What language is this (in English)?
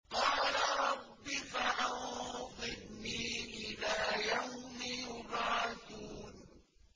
Arabic